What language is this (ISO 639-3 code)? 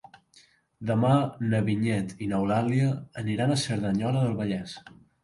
cat